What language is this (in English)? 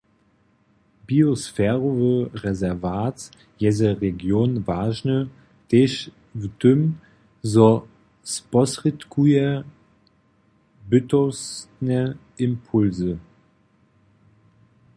Upper Sorbian